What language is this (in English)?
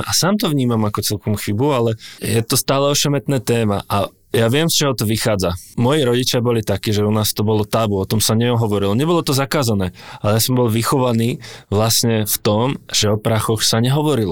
Czech